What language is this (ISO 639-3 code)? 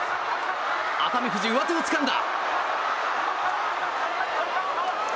jpn